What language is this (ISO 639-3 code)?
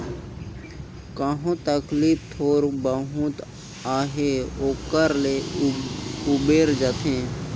hne